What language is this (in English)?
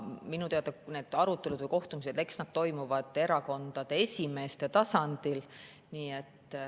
Estonian